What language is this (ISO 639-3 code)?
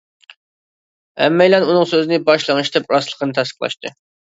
uig